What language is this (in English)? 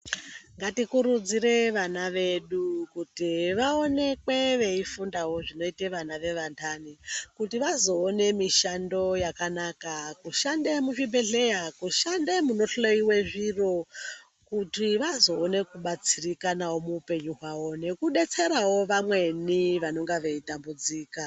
Ndau